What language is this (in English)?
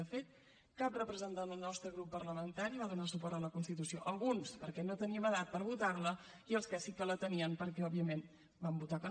Catalan